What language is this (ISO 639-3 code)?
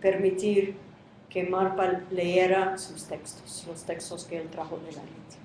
spa